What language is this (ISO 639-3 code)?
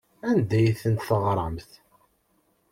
kab